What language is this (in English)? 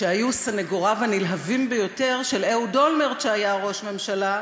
Hebrew